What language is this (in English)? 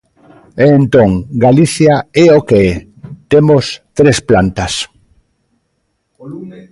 Galician